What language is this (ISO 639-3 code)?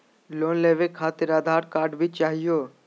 mag